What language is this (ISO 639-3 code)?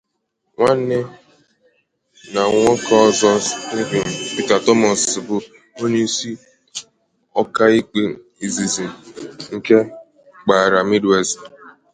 ibo